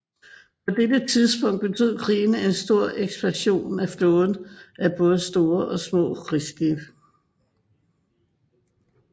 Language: Danish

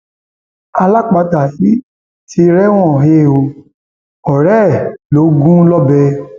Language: Yoruba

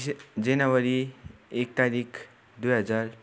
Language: Nepali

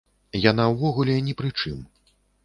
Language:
Belarusian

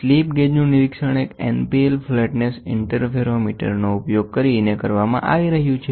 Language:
Gujarati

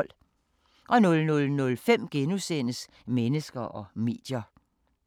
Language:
Danish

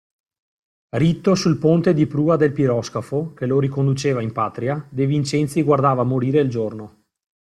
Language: Italian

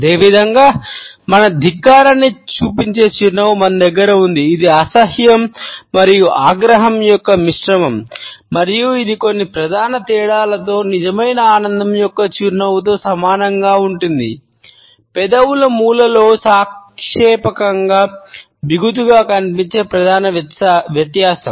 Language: Telugu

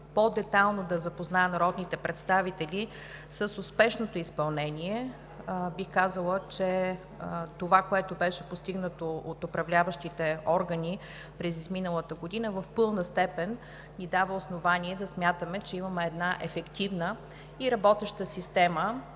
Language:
Bulgarian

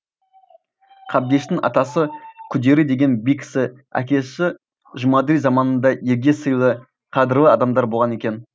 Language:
Kazakh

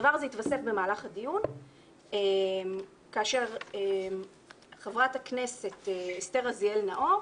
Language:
Hebrew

